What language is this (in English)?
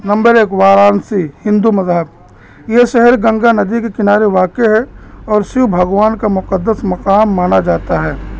Urdu